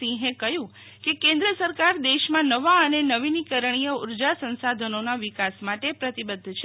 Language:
Gujarati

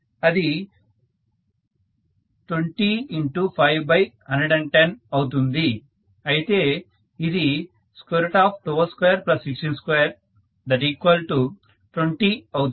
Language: Telugu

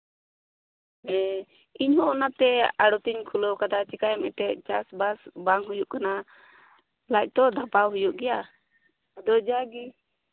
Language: Santali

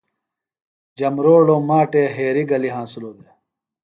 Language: Phalura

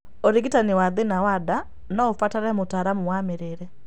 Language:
Kikuyu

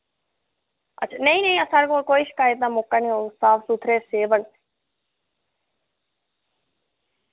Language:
Dogri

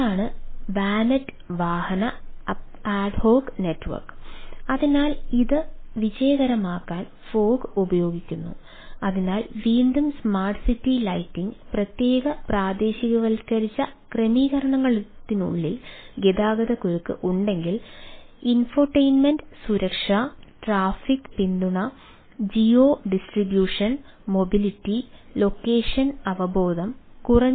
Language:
Malayalam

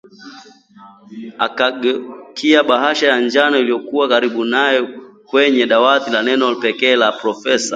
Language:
Swahili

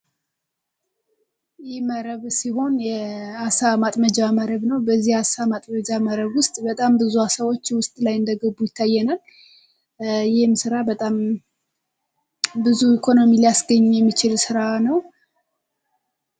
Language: Amharic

